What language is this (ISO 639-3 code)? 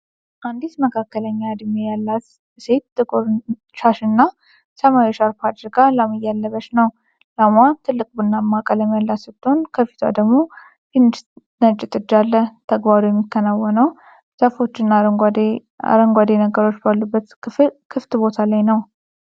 amh